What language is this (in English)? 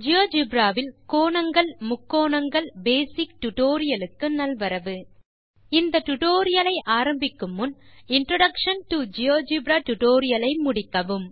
Tamil